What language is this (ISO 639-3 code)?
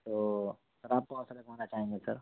urd